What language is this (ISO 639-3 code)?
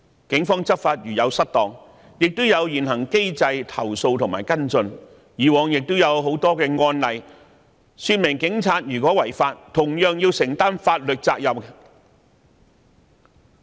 yue